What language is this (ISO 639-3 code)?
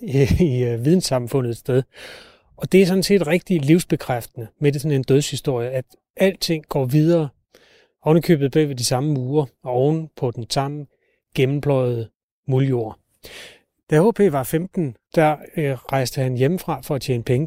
dan